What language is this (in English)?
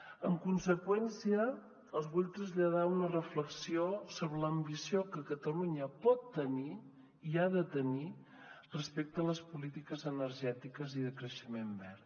Catalan